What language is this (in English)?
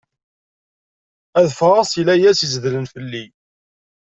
Kabyle